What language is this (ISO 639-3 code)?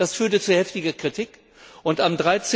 deu